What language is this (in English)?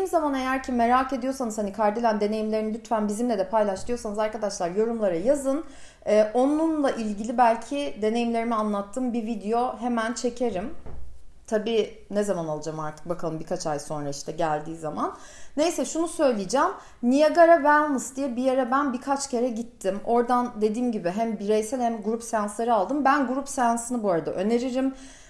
Turkish